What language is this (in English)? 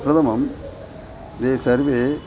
Sanskrit